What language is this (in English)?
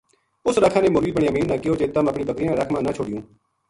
Gujari